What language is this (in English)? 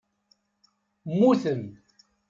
Kabyle